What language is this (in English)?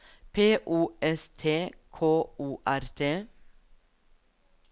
Norwegian